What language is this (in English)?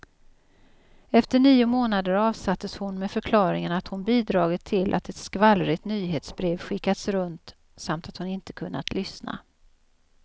Swedish